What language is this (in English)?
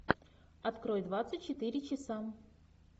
Russian